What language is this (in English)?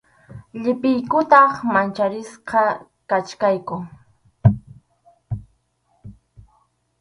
Arequipa-La Unión Quechua